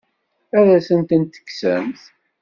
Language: Kabyle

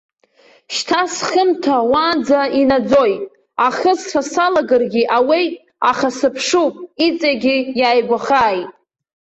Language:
Abkhazian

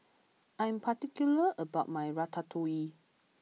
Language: English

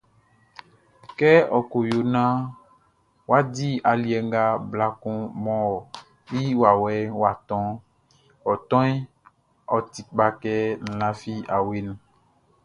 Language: Baoulé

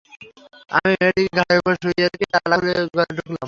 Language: Bangla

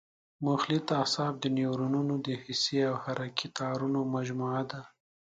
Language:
Pashto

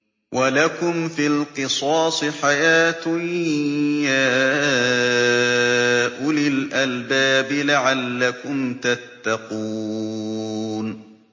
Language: Arabic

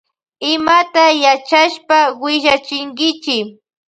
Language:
Loja Highland Quichua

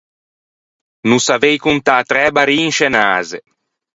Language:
Ligurian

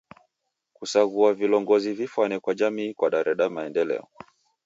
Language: Taita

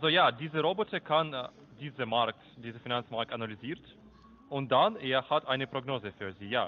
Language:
German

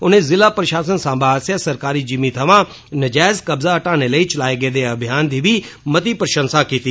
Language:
Dogri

